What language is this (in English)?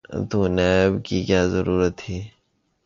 Urdu